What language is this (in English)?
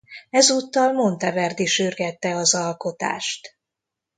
Hungarian